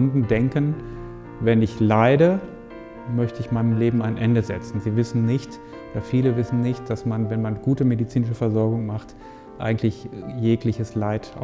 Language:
German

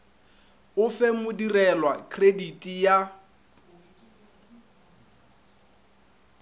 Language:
Northern Sotho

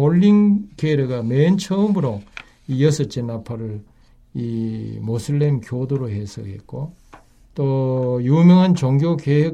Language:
Korean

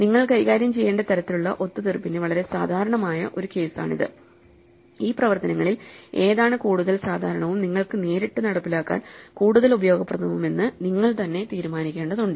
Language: Malayalam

